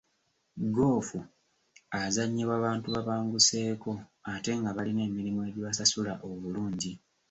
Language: Ganda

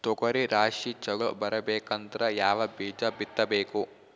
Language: Kannada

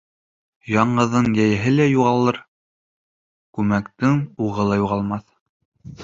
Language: Bashkir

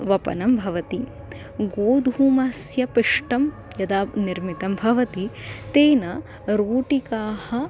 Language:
Sanskrit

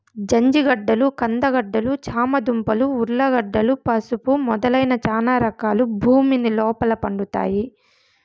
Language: Telugu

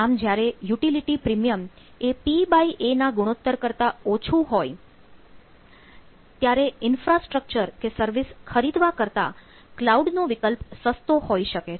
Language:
Gujarati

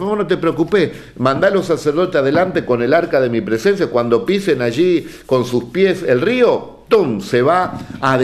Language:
Spanish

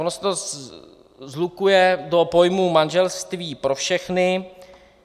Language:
Czech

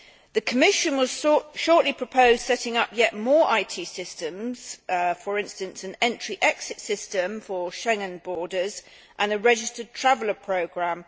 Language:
English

